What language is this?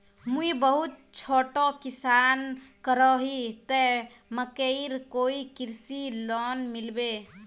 Magahi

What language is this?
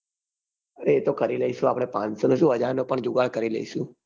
Gujarati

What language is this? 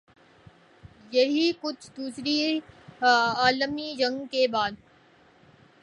Urdu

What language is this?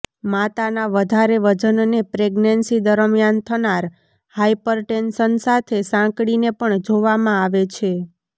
Gujarati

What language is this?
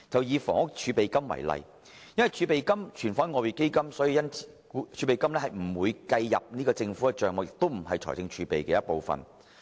Cantonese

